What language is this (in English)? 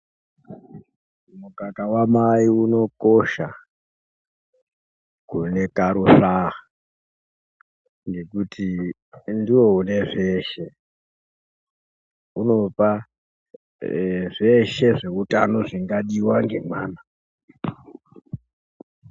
Ndau